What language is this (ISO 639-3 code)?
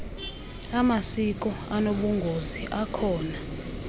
xho